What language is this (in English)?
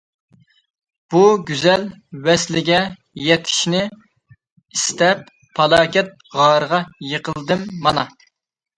Uyghur